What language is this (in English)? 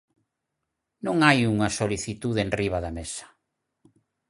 Galician